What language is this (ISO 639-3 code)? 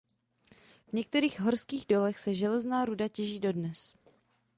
ces